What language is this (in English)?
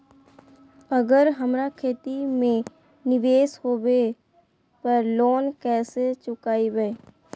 Magahi